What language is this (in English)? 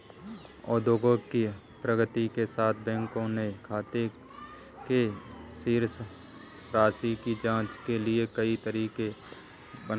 Hindi